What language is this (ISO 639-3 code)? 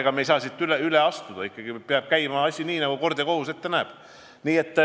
est